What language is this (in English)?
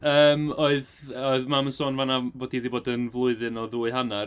Welsh